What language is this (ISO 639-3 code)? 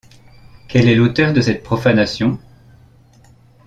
fra